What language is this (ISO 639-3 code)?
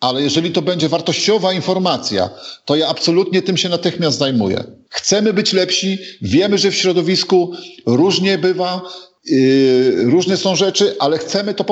pol